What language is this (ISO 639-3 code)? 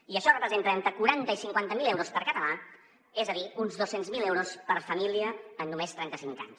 cat